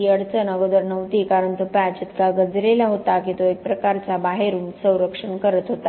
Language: Marathi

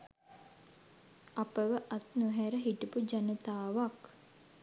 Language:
Sinhala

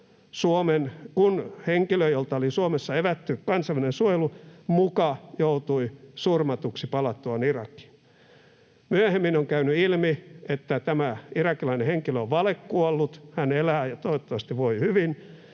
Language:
Finnish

